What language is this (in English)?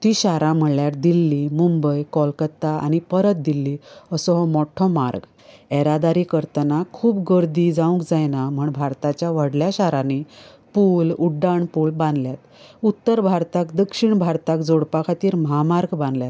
Konkani